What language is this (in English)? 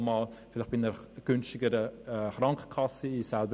Swiss German